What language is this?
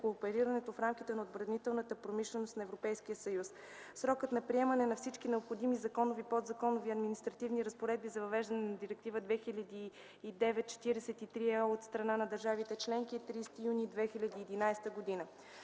Bulgarian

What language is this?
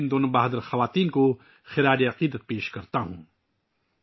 Urdu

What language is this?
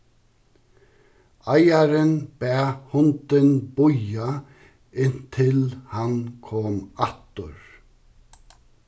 Faroese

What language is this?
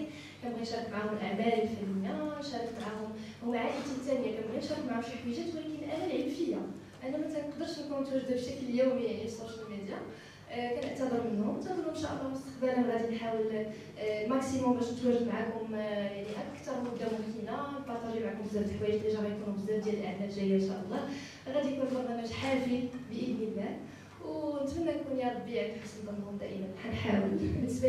Arabic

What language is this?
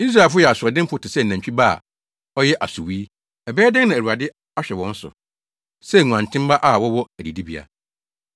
Akan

